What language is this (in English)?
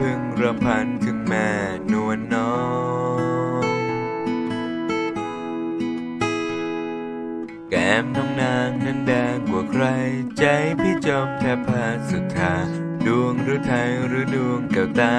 Thai